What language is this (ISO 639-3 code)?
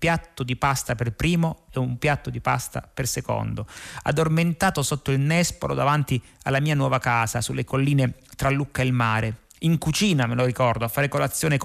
ita